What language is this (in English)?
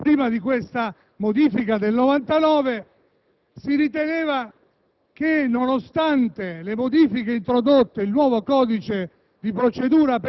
Italian